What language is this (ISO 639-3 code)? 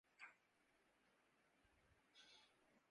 urd